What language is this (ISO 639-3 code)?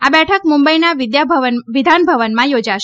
guj